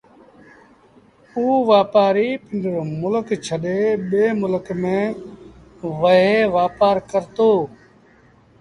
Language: Sindhi Bhil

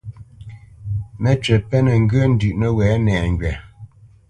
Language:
Bamenyam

